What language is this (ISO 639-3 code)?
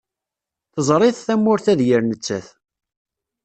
kab